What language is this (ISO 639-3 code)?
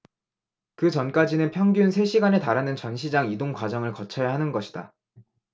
kor